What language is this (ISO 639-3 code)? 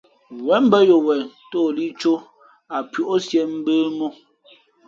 fmp